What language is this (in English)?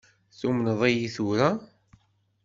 Kabyle